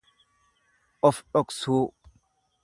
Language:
Oromo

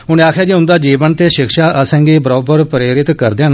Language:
Dogri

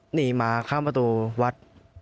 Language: Thai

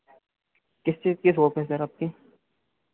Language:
Hindi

